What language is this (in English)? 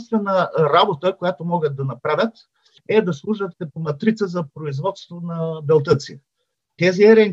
Bulgarian